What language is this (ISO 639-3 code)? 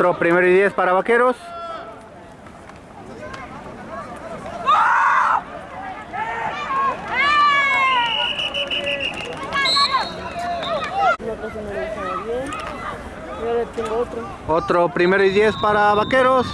spa